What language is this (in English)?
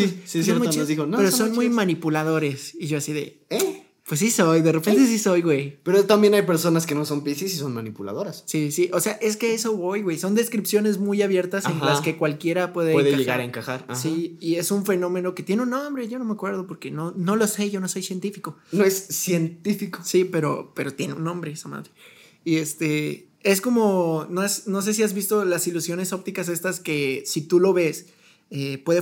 Spanish